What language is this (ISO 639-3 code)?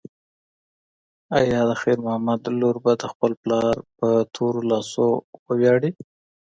pus